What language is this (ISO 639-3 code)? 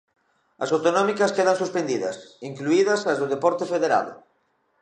glg